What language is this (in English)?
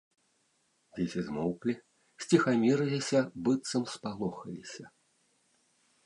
Belarusian